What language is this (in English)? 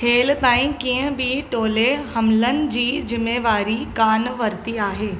Sindhi